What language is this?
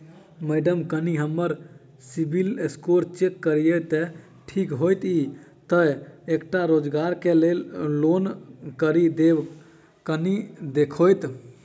Maithili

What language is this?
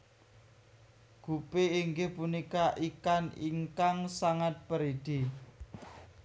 Javanese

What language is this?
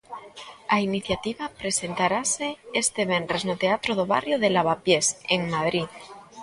Galician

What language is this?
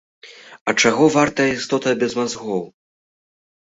Belarusian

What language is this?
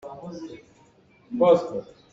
Hakha Chin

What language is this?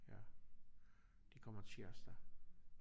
Danish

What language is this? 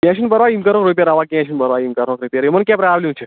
Kashmiri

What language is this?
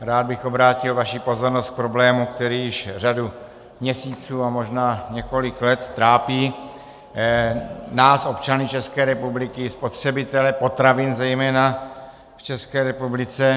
Czech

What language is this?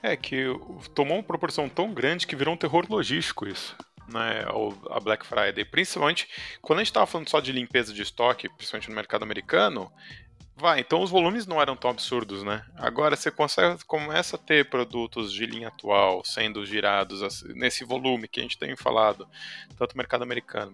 Portuguese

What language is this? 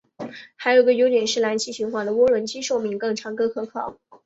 Chinese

